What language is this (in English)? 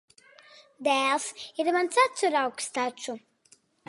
Latvian